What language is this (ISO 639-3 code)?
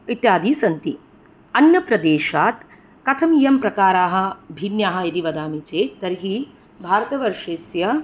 san